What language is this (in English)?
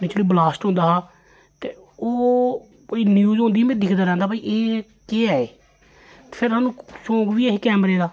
Dogri